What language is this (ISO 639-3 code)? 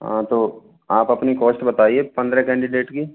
hin